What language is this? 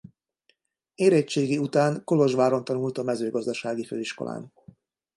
Hungarian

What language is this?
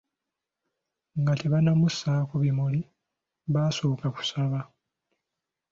Ganda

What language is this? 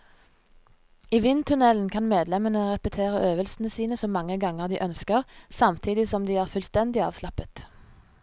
Norwegian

